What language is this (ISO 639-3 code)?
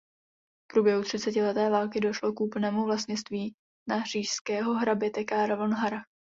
ces